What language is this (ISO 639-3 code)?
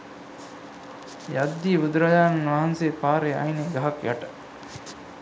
sin